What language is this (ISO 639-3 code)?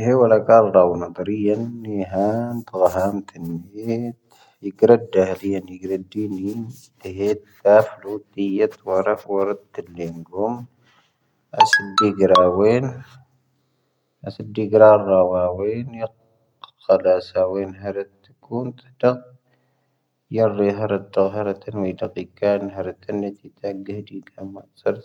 thv